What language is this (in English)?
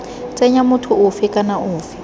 Tswana